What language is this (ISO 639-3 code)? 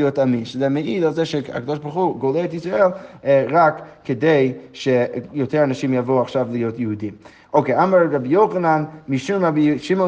heb